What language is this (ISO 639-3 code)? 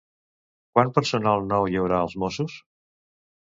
cat